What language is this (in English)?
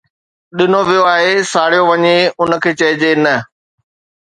Sindhi